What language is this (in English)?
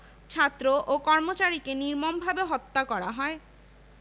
Bangla